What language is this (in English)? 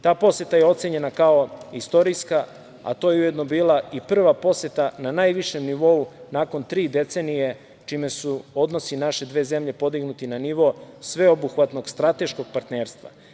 Serbian